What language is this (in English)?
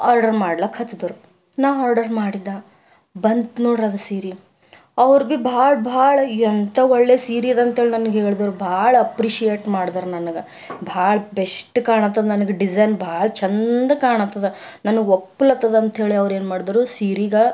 Kannada